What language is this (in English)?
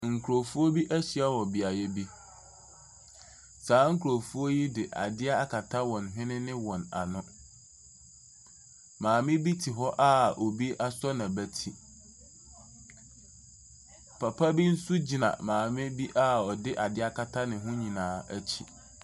Akan